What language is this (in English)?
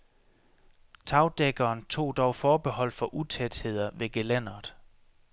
Danish